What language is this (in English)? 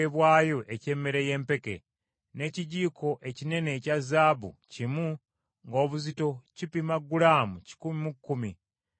Ganda